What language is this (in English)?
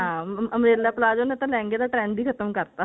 Punjabi